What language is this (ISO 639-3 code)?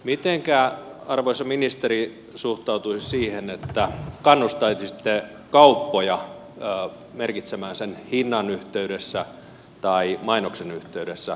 fin